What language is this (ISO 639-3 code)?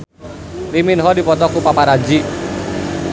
sun